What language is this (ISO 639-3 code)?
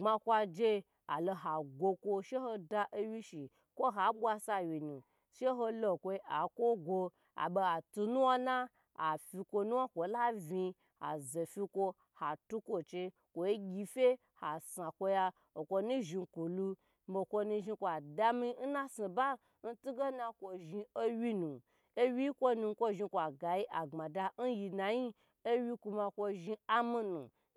gbr